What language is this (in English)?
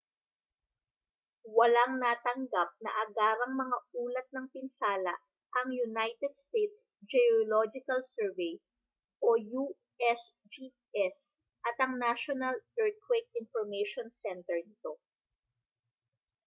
Filipino